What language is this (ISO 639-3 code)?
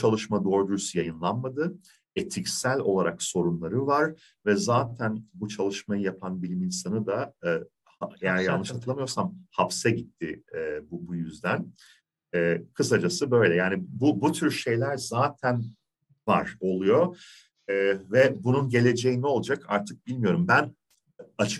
tur